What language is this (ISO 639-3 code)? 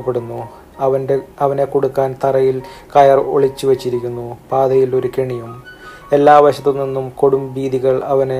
mal